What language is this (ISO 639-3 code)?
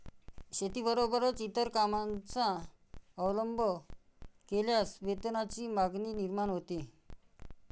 mar